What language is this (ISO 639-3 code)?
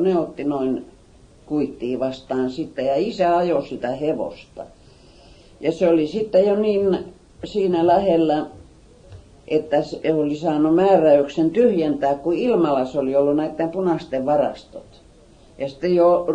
fin